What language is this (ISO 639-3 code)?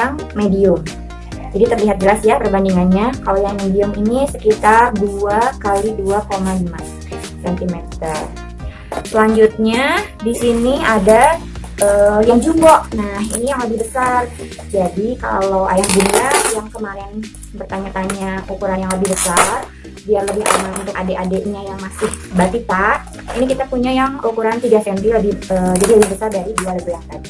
ind